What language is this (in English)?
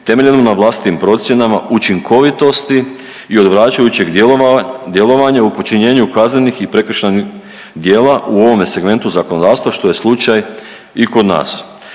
Croatian